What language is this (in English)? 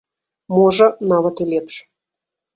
Belarusian